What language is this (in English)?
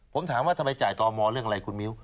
Thai